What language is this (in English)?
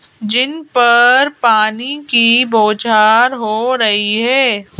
Hindi